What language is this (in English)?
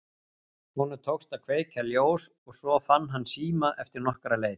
Icelandic